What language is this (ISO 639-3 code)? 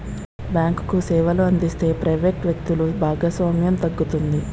tel